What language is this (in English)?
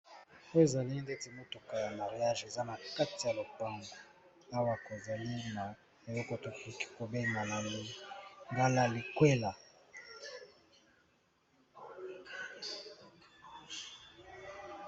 Lingala